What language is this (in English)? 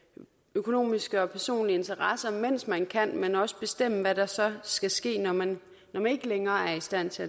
Danish